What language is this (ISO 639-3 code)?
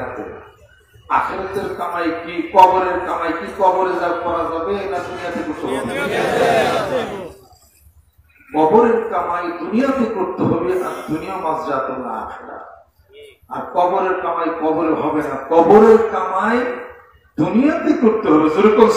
ara